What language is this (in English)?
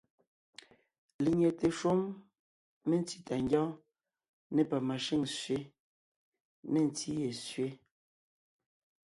Ngiemboon